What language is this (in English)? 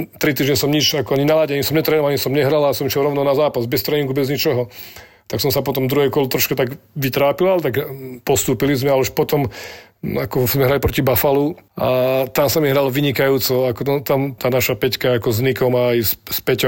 Slovak